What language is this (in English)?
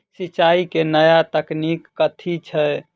Maithili